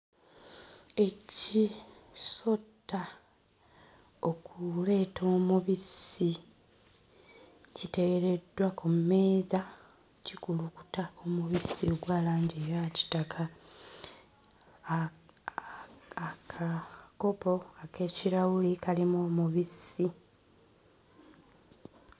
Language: Ganda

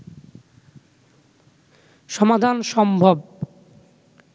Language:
Bangla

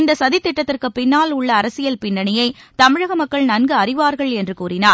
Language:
Tamil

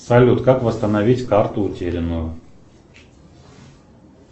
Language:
Russian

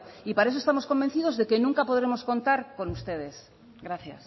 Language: Spanish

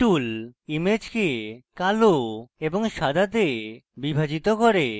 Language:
Bangla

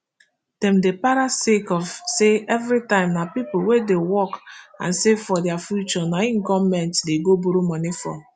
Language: Nigerian Pidgin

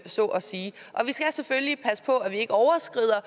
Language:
Danish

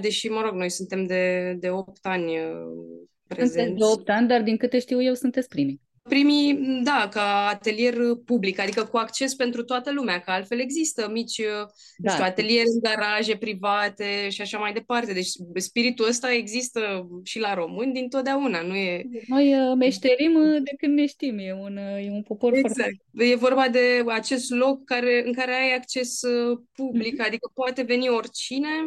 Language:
Romanian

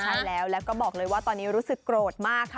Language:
Thai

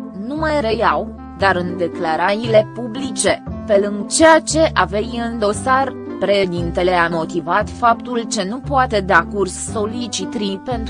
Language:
Romanian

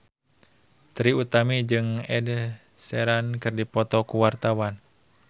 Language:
Sundanese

